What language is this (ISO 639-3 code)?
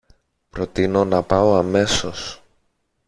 ell